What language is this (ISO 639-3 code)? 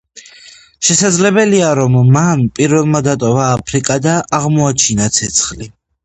kat